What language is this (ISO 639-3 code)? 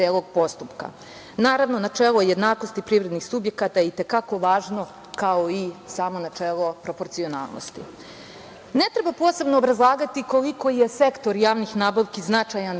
srp